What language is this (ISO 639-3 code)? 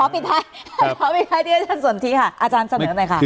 tha